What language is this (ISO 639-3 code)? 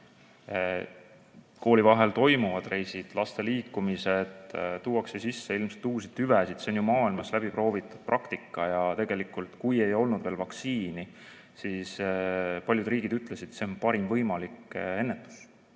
est